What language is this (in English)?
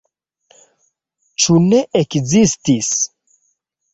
Esperanto